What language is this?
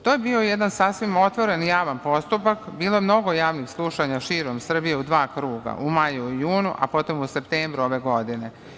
Serbian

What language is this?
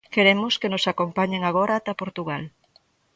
Galician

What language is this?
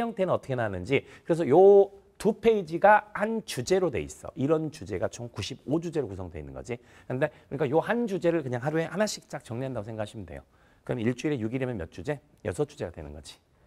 Korean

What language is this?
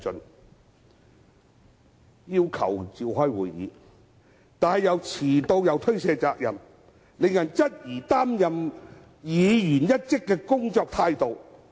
Cantonese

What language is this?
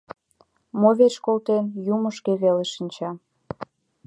Mari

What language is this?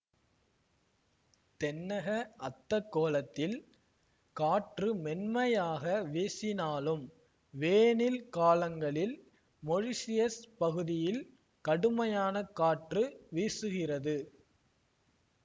Tamil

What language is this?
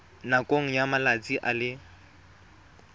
Tswana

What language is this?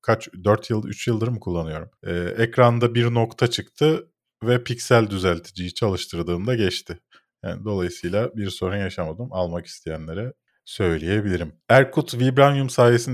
Turkish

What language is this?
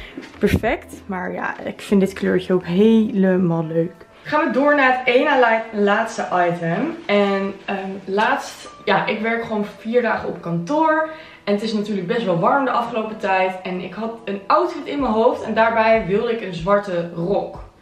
Dutch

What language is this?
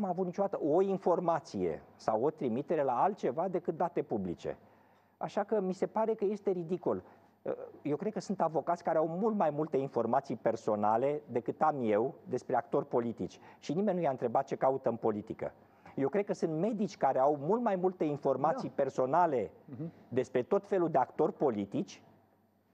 Romanian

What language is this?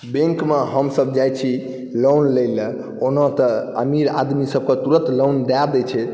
Maithili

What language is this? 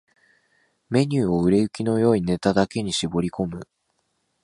Japanese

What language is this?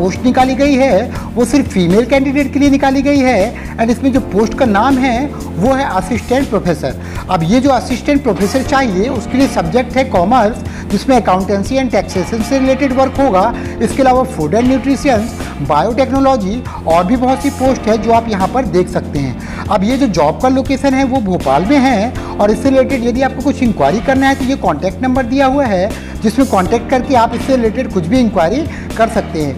Hindi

